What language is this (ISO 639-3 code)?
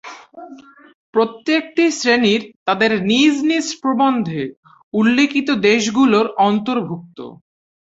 ben